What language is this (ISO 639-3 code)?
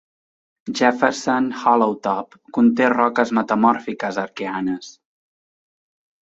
cat